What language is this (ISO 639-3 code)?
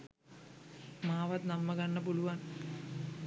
sin